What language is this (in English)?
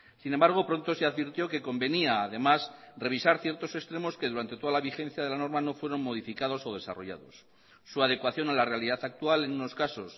Spanish